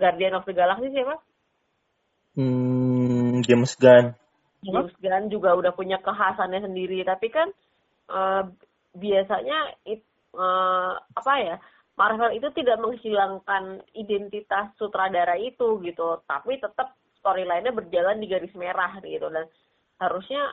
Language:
Indonesian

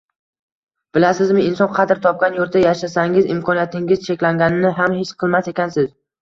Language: Uzbek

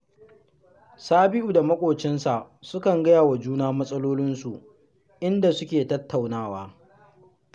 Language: Hausa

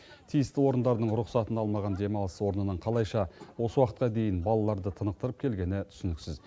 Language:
Kazakh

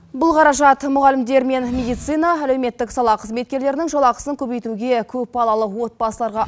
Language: Kazakh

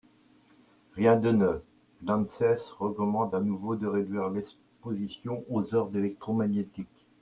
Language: French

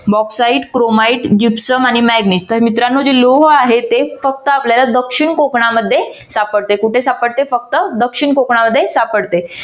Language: Marathi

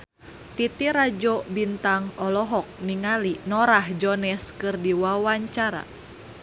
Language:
Sundanese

